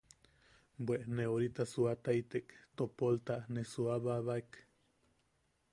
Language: Yaqui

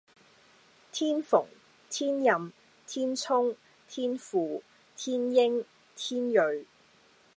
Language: Cantonese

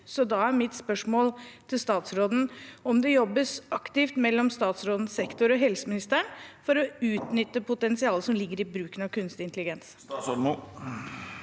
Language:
Norwegian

